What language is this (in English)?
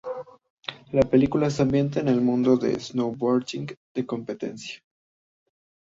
Spanish